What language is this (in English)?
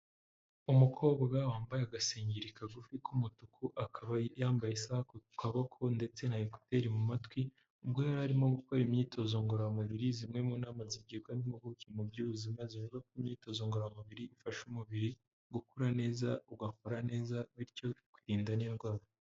Kinyarwanda